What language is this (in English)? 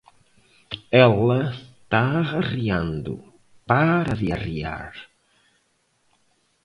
Portuguese